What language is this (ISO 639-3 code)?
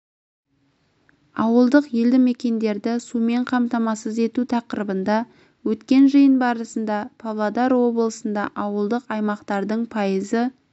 kaz